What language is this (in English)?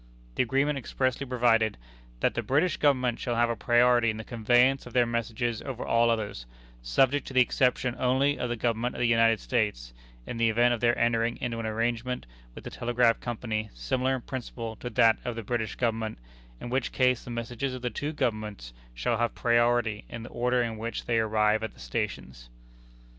English